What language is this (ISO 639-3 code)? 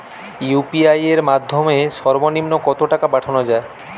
ben